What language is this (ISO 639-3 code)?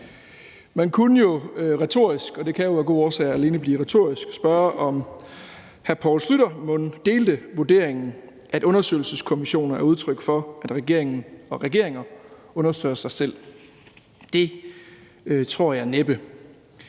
dan